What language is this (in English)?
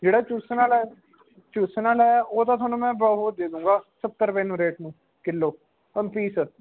Punjabi